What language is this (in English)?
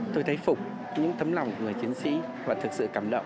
Vietnamese